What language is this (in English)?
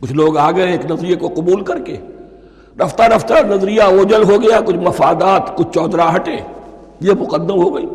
Urdu